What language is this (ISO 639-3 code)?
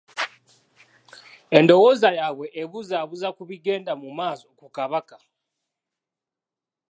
lug